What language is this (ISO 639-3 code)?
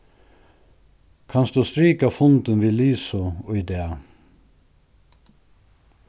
fao